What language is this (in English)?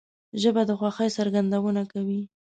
Pashto